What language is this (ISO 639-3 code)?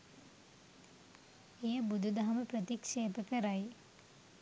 sin